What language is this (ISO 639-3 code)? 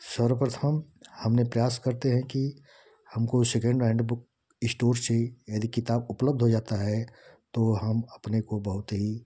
hin